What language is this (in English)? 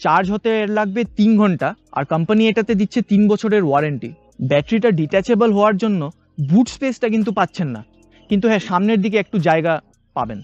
Hindi